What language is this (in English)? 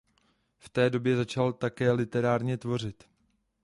Czech